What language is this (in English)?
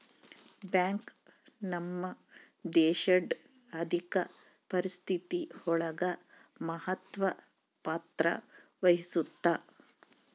Kannada